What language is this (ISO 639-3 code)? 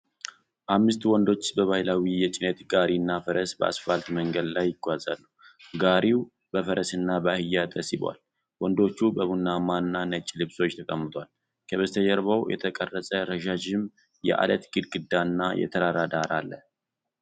amh